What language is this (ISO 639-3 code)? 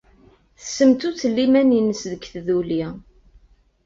kab